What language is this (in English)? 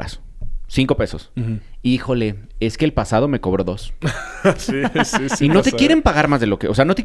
Spanish